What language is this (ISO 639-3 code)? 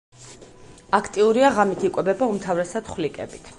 kat